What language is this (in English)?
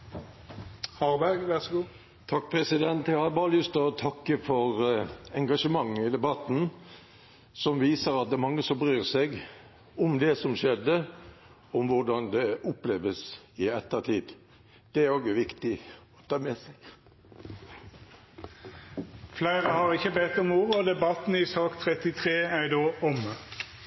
Norwegian